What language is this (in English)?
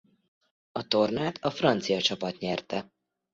Hungarian